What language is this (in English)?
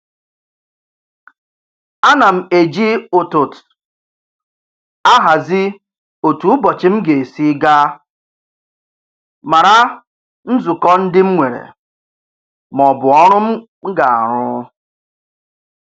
Igbo